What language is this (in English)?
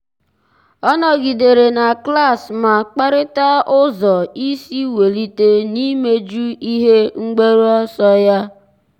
Igbo